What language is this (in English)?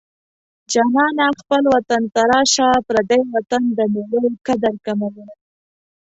Pashto